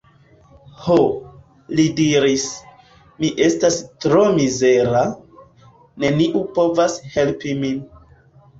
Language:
Esperanto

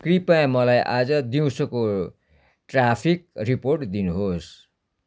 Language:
Nepali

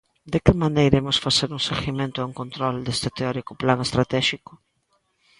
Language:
Galician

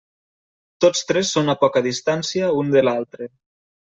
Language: Catalan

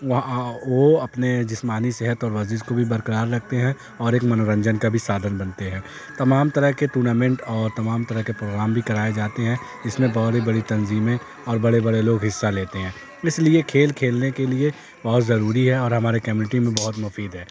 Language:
Urdu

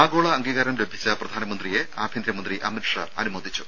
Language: Malayalam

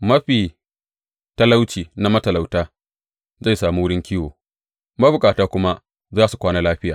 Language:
Hausa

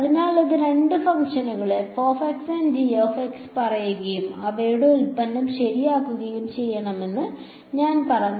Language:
Malayalam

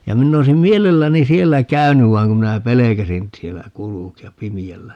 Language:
Finnish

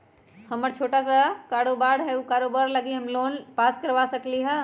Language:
Magahi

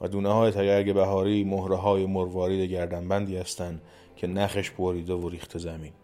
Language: Persian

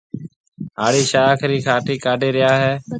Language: Marwari (Pakistan)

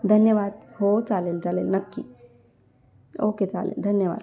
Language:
Marathi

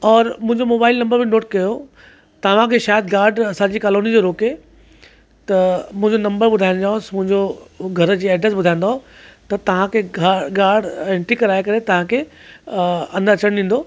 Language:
Sindhi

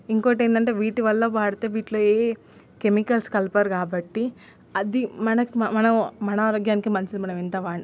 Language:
Telugu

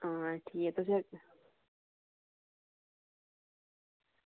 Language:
Dogri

